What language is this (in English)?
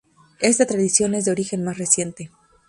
Spanish